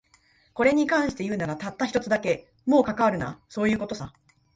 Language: Japanese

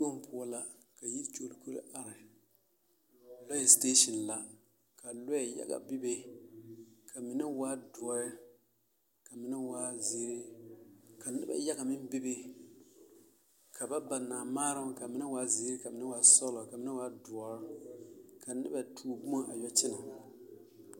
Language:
Southern Dagaare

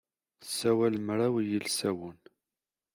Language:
Kabyle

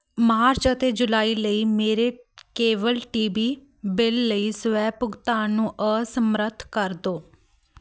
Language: Punjabi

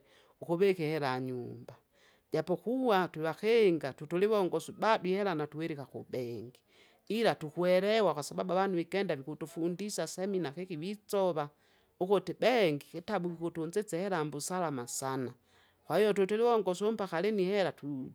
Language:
Kinga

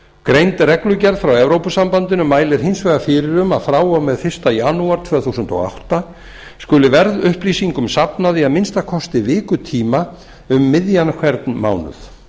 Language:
Icelandic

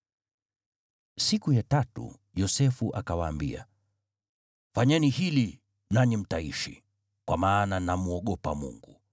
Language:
Swahili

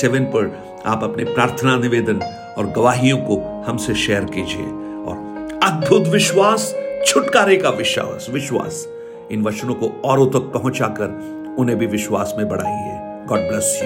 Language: Hindi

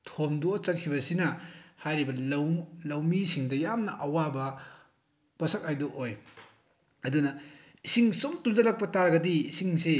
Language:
Manipuri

